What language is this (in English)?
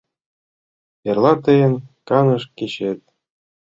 Mari